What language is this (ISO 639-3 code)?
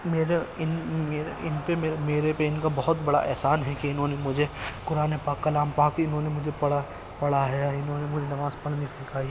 urd